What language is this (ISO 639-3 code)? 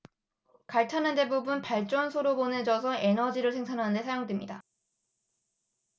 kor